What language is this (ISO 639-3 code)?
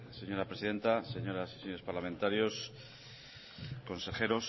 spa